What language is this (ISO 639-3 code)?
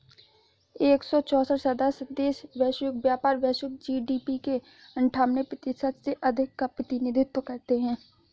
hin